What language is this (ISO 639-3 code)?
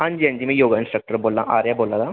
doi